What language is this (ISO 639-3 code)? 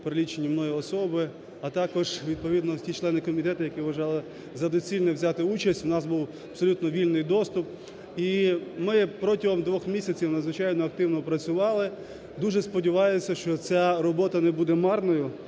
ukr